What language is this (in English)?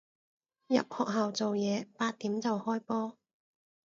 Cantonese